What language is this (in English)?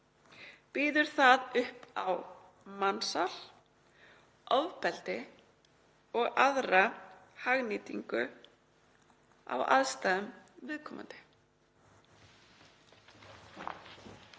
Icelandic